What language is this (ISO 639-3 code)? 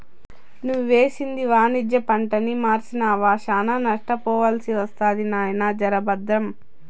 tel